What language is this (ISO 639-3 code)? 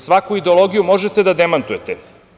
srp